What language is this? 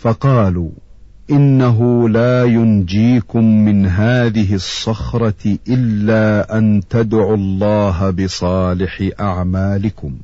Arabic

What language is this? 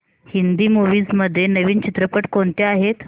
Marathi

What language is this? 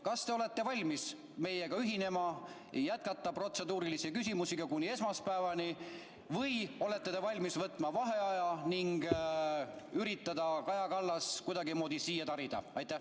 Estonian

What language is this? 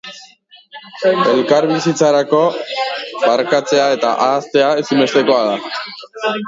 Basque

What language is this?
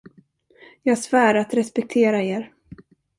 Swedish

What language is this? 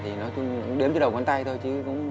Vietnamese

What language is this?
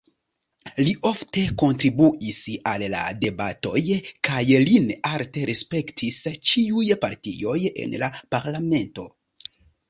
Esperanto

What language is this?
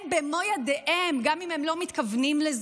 Hebrew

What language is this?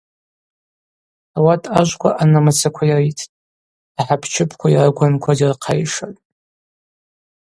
Abaza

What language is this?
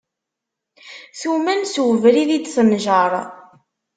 Kabyle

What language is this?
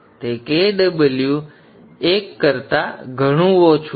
Gujarati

